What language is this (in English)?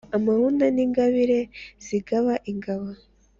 Kinyarwanda